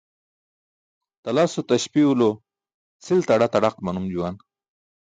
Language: Burushaski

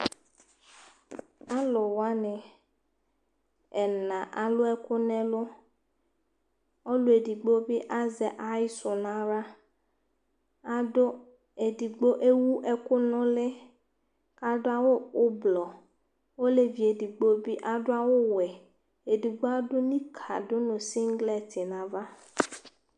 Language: Ikposo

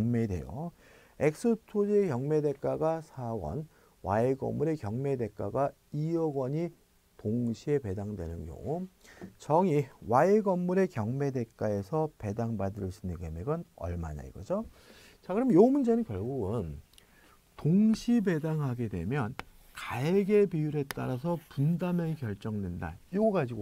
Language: Korean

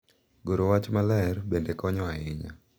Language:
Luo (Kenya and Tanzania)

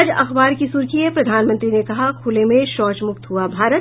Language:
Hindi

